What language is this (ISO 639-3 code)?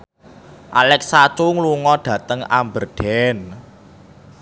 jav